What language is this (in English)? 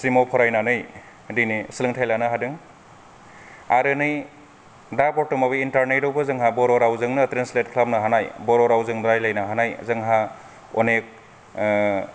Bodo